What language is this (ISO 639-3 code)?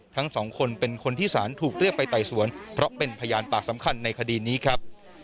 tha